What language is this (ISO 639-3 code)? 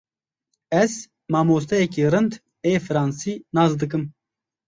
kur